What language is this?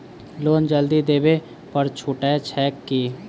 Maithili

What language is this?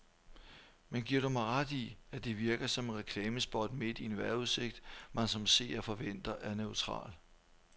Danish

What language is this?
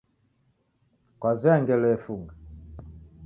Taita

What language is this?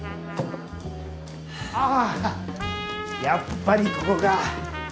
Japanese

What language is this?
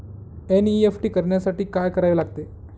Marathi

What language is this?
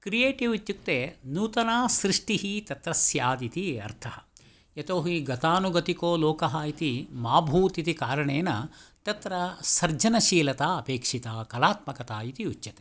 Sanskrit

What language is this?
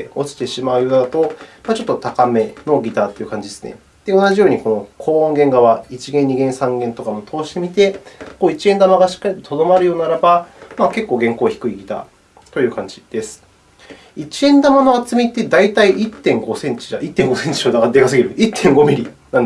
Japanese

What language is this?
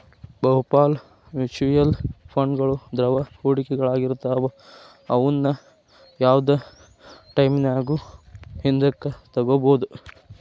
Kannada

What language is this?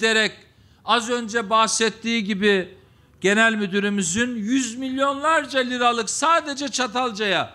Turkish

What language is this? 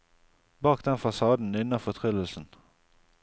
Norwegian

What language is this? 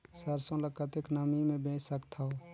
Chhattisgarhi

